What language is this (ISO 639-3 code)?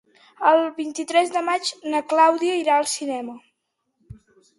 cat